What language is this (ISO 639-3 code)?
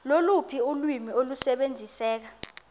xho